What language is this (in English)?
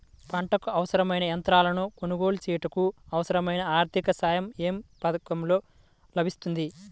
Telugu